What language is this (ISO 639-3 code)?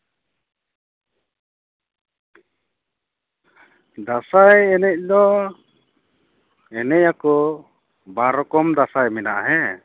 sat